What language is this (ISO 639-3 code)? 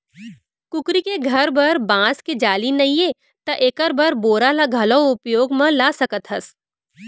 hne